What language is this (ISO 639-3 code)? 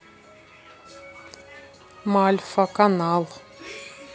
rus